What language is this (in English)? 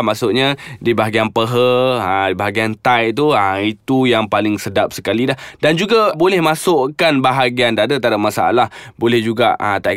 Malay